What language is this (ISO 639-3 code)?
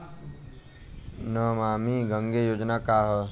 bho